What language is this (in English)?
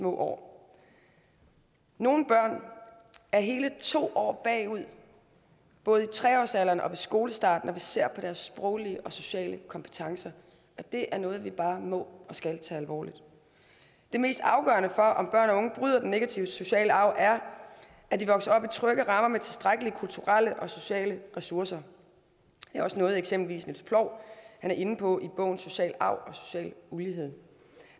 Danish